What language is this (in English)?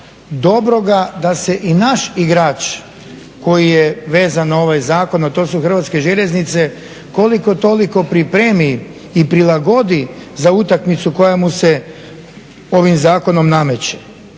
Croatian